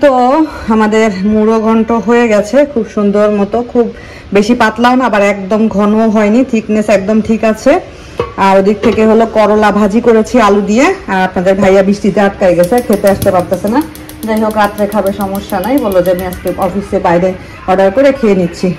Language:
Bangla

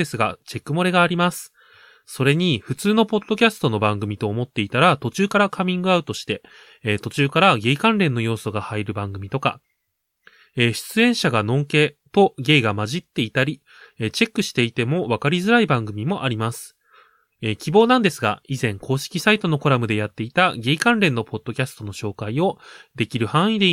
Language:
Japanese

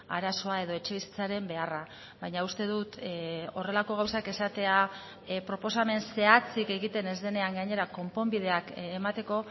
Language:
Basque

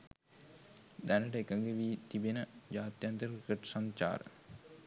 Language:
Sinhala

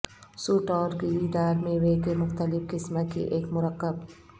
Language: Urdu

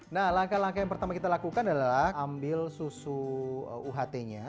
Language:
Indonesian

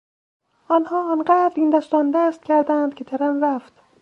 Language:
Persian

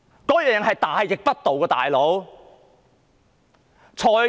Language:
Cantonese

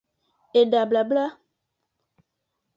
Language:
Aja (Benin)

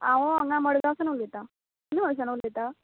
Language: Konkani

